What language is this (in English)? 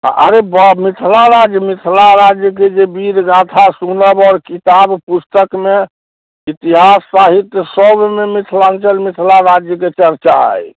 Maithili